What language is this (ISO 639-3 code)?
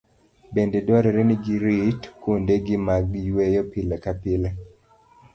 luo